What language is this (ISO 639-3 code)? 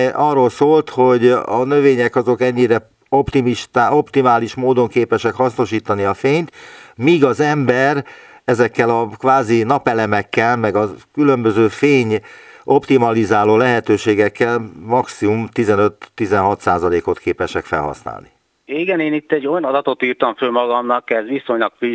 hun